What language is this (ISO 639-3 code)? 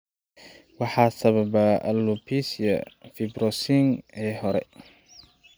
som